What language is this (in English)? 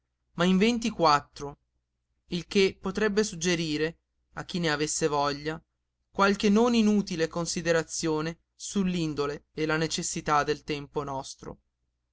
Italian